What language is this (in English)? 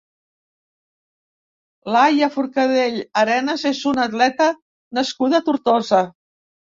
Catalan